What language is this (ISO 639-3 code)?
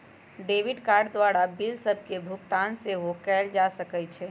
mag